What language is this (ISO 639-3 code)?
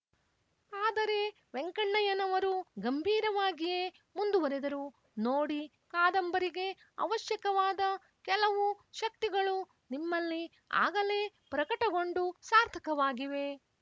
kan